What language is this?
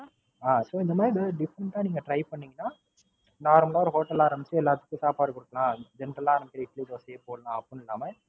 Tamil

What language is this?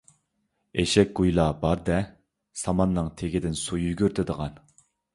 Uyghur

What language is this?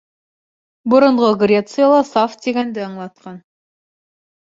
Bashkir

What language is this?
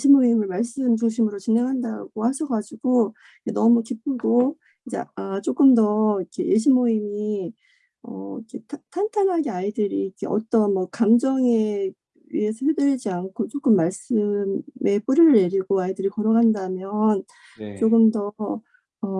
Korean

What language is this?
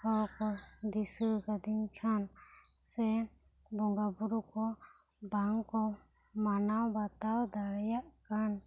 Santali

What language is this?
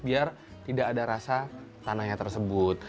Indonesian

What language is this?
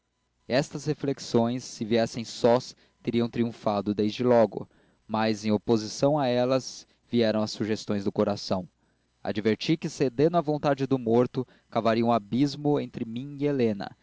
Portuguese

